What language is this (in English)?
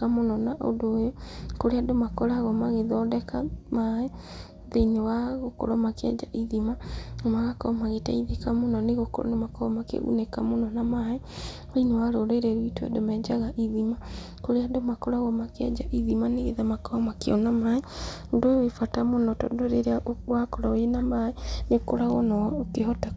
Kikuyu